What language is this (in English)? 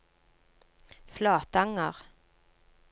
Norwegian